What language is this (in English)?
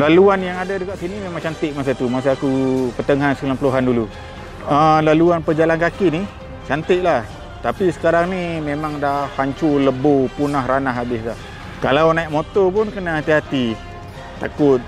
Malay